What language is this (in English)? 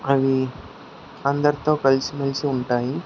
Telugu